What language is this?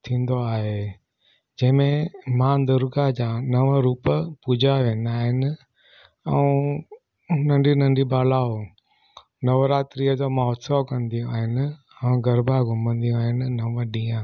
Sindhi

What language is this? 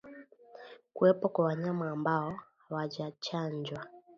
Swahili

